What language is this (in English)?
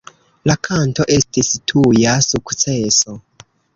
Esperanto